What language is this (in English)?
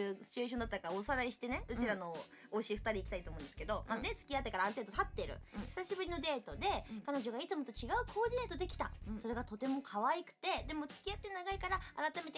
Japanese